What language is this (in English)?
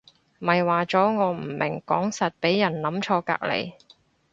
Cantonese